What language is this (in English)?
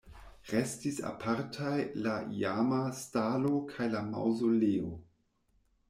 Esperanto